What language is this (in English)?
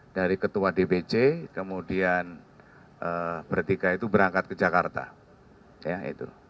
Indonesian